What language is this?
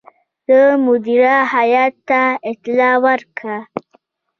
Pashto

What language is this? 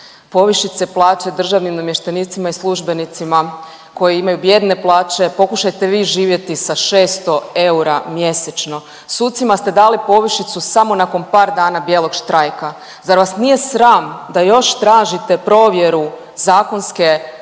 Croatian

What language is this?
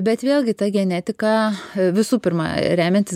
Lithuanian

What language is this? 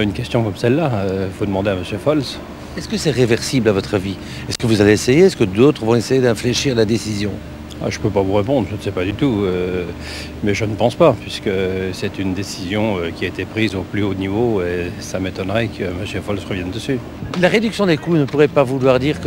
French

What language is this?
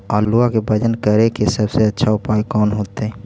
Magahi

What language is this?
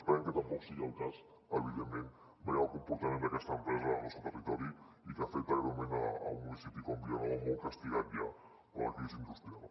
Catalan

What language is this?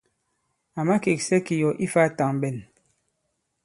Bankon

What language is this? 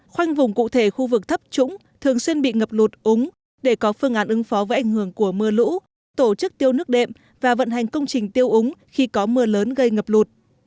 Vietnamese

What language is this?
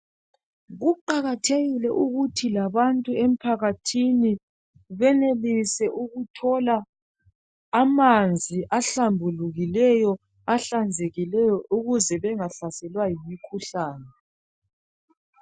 North Ndebele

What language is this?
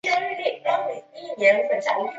Chinese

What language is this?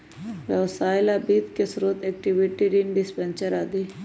Magahi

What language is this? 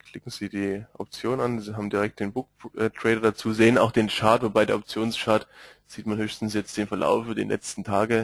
German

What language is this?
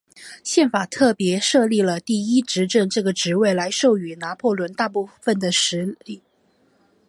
Chinese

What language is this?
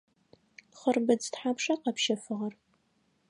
Adyghe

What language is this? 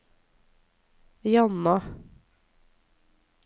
Norwegian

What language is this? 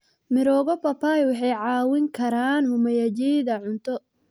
Somali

